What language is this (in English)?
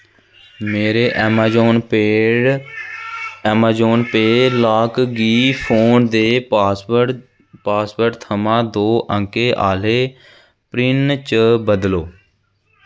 Dogri